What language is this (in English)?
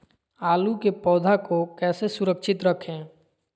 Magahi